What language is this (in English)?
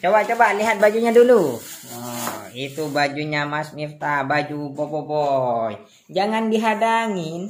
Indonesian